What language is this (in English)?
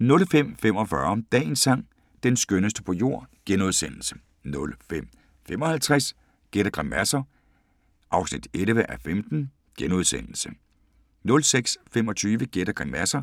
Danish